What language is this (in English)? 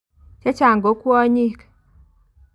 Kalenjin